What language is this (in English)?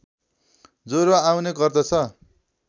Nepali